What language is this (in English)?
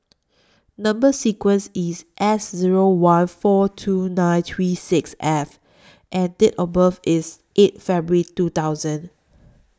English